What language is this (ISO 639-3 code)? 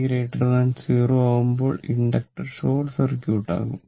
mal